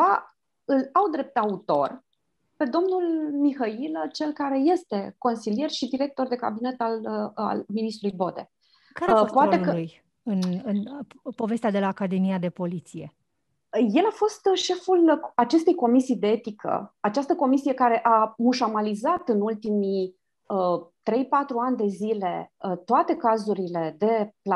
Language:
Romanian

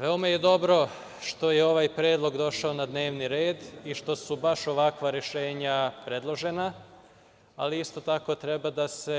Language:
Serbian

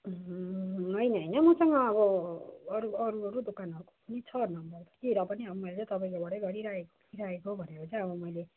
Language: Nepali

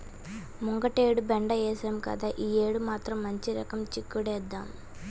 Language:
Telugu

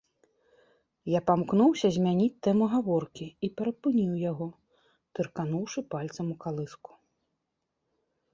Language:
Belarusian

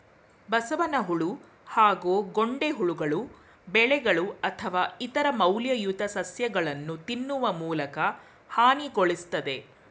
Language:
Kannada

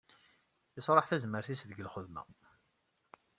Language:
Kabyle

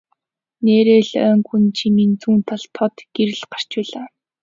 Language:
Mongolian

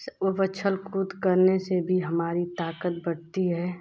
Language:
Hindi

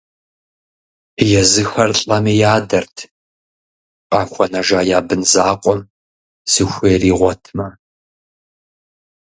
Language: Kabardian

